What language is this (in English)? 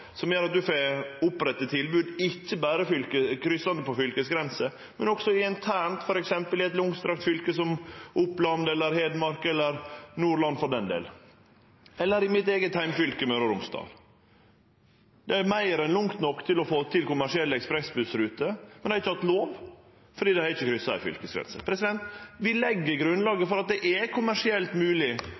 Norwegian Nynorsk